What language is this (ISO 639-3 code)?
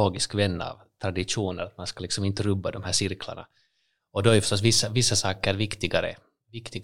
swe